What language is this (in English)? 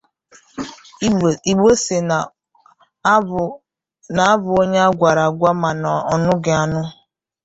Igbo